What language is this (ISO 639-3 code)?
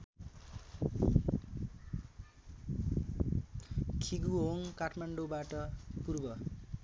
nep